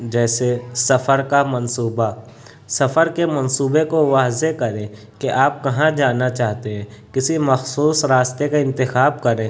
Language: Urdu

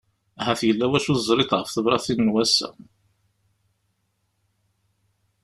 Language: Kabyle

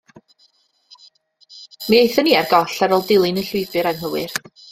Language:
Welsh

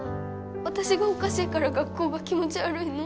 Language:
Japanese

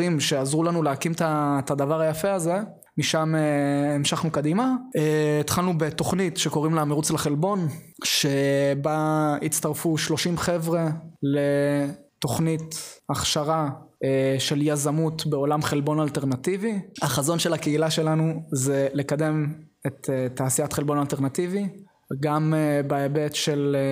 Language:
Hebrew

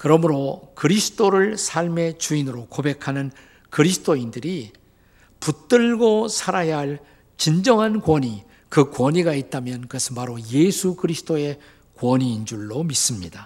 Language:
Korean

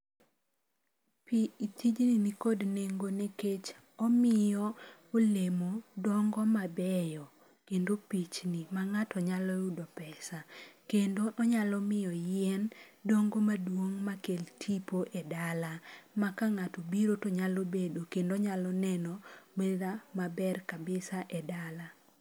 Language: Luo (Kenya and Tanzania)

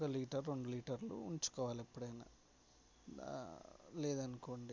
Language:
Telugu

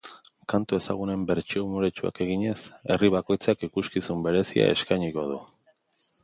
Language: Basque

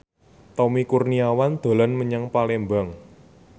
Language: Javanese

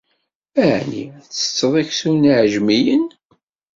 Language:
Kabyle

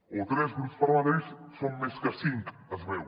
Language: Catalan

